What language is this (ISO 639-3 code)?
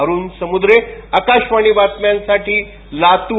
mar